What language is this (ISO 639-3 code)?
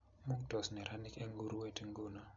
kln